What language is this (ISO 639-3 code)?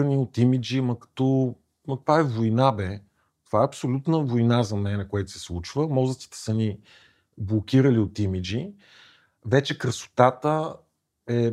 bul